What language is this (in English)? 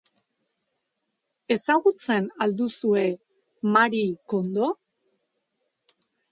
Basque